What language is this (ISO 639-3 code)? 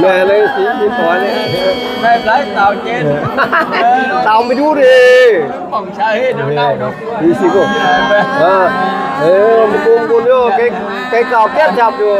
tha